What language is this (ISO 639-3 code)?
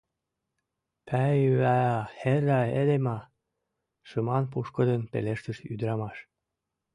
chm